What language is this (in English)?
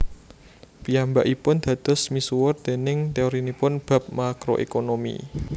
Javanese